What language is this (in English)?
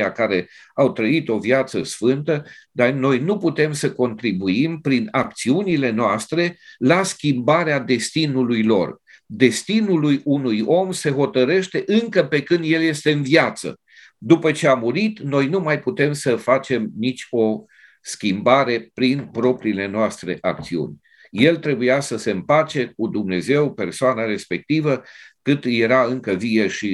Romanian